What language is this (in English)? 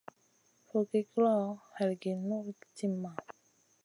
Masana